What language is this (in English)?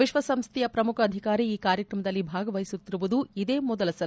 Kannada